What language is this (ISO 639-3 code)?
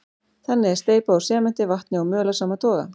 isl